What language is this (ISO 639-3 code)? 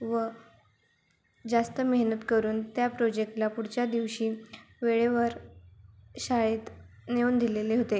mar